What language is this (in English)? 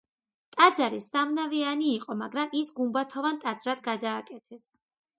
Georgian